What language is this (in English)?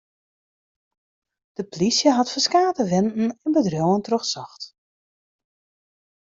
Western Frisian